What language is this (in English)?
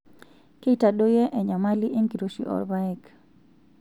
Masai